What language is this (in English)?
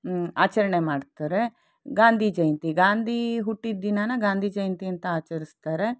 Kannada